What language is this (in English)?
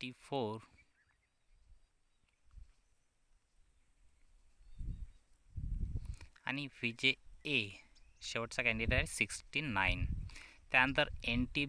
Hindi